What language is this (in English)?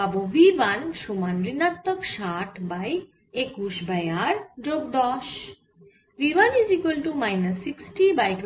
Bangla